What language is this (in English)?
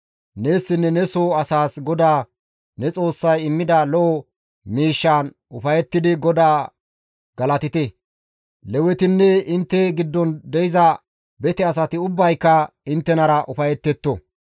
Gamo